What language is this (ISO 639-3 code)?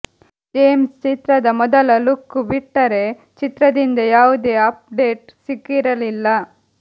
kan